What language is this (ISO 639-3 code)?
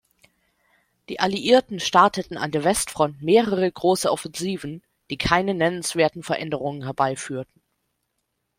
deu